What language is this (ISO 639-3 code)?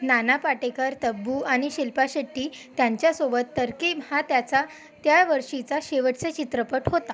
mar